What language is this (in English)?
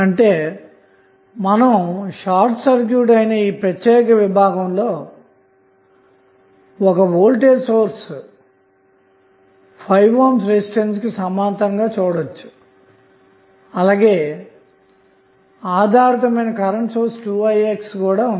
Telugu